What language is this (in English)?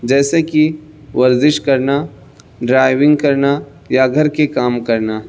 Urdu